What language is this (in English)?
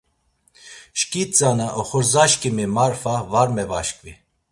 Laz